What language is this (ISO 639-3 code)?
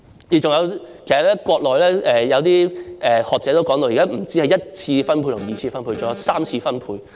yue